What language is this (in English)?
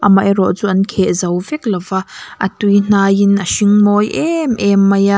Mizo